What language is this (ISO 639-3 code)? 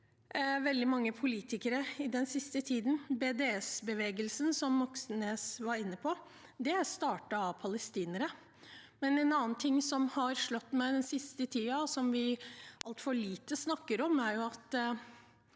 nor